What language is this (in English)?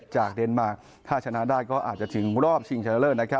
Thai